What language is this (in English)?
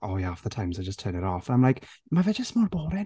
Welsh